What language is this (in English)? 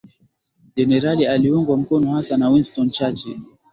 Swahili